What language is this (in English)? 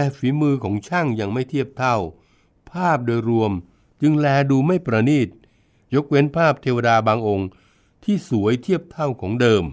Thai